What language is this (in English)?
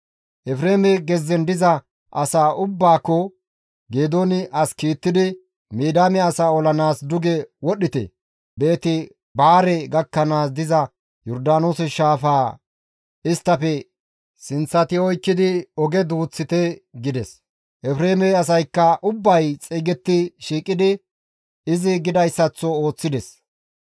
Gamo